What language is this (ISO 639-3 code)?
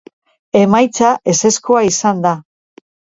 eus